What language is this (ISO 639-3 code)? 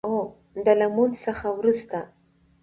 pus